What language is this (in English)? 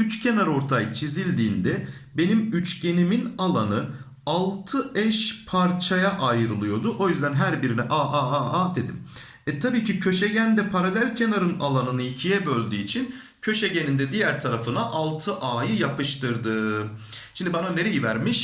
Turkish